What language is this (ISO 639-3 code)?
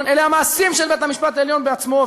heb